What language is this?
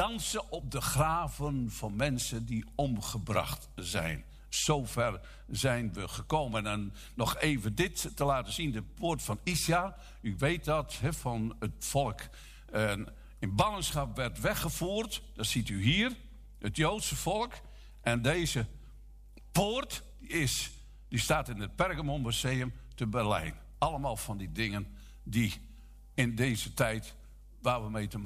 Dutch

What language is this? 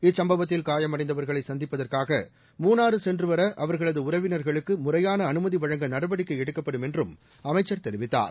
Tamil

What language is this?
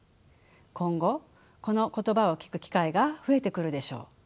Japanese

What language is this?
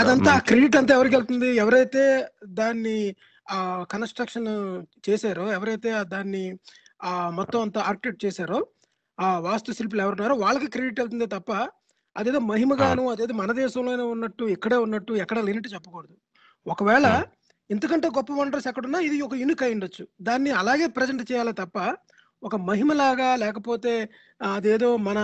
Telugu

